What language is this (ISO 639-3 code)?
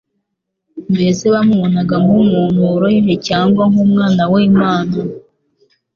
kin